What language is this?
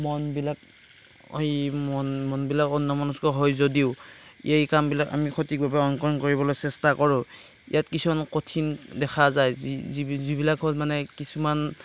Assamese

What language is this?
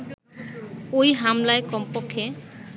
Bangla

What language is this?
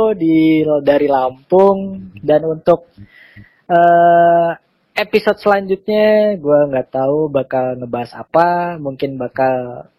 Indonesian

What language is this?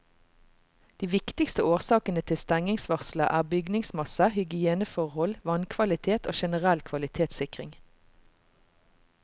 Norwegian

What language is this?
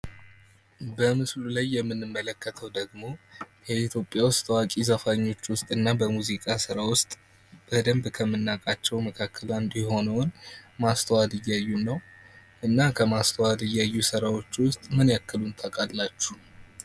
Amharic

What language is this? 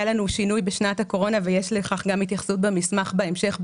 Hebrew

